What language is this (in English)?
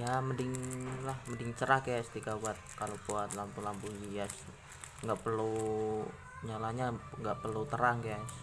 Indonesian